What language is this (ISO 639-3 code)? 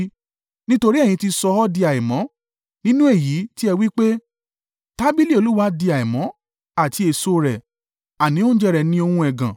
yor